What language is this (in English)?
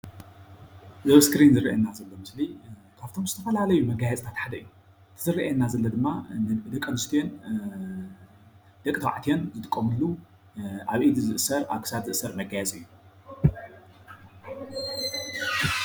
Tigrinya